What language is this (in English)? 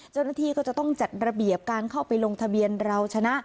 Thai